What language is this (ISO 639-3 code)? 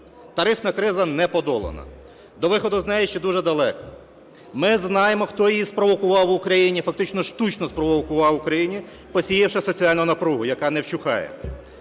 ukr